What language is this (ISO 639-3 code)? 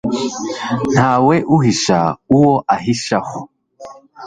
kin